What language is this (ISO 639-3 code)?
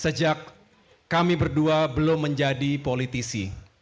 ind